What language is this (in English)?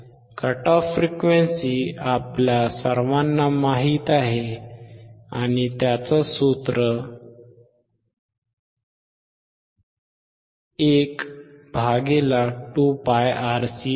Marathi